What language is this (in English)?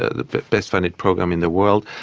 English